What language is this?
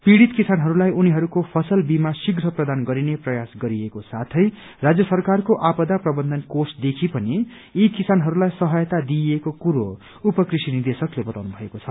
Nepali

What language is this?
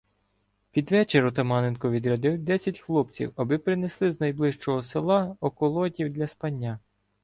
Ukrainian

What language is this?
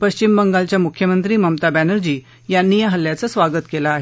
Marathi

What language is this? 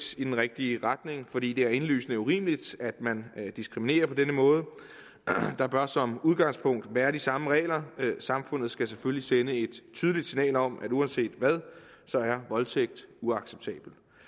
Danish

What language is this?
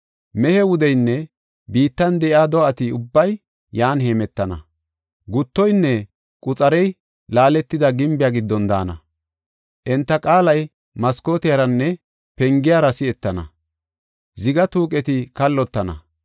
Gofa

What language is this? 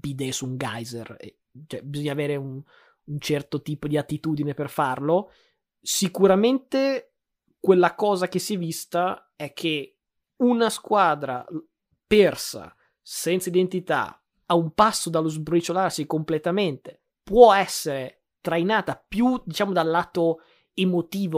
Italian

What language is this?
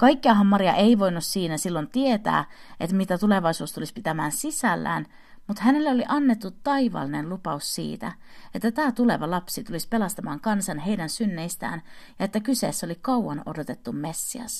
Finnish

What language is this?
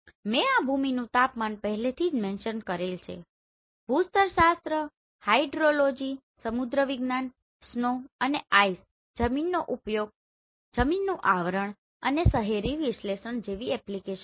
Gujarati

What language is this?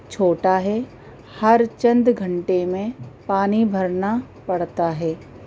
Urdu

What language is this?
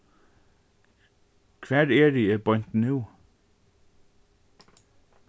Faroese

